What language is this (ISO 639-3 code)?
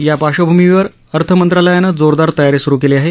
mar